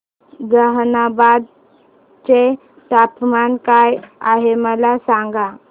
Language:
Marathi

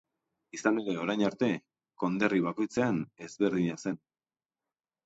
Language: Basque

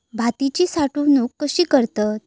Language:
Marathi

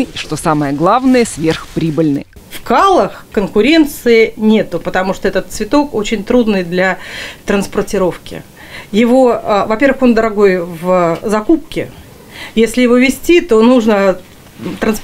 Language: Russian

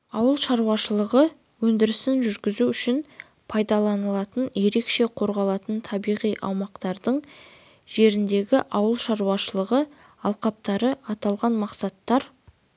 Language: Kazakh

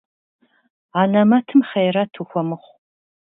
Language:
Kabardian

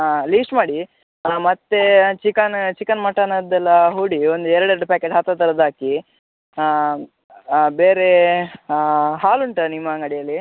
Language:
Kannada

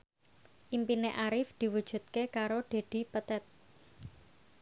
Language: Javanese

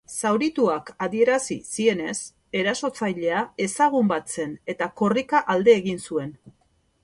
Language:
Basque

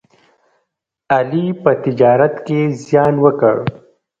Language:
Pashto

